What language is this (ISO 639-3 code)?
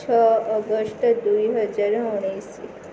ori